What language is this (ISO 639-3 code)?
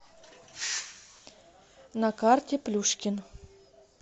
rus